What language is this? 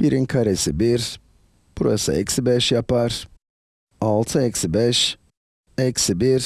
Turkish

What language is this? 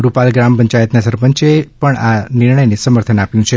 Gujarati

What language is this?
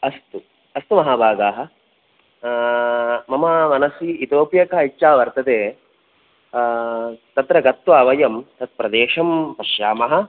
Sanskrit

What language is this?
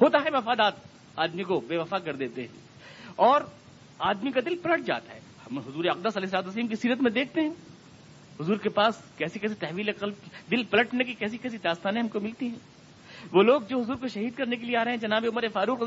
Urdu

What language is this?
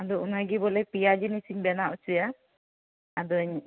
Santali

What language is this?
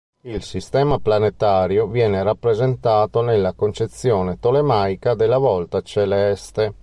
Italian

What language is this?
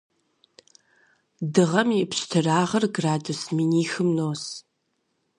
Kabardian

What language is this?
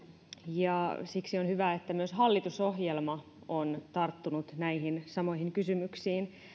Finnish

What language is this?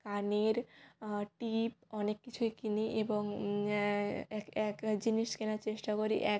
Bangla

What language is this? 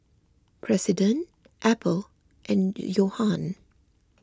English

